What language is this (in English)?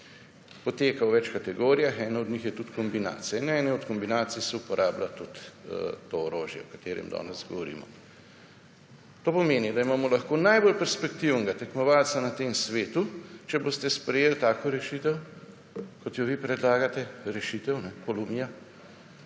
Slovenian